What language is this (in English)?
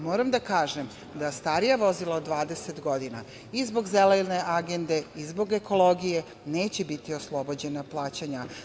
Serbian